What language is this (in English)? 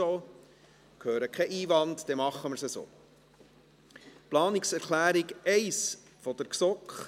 Swiss German